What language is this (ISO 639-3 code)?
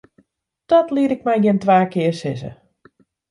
fry